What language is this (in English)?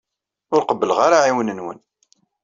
Kabyle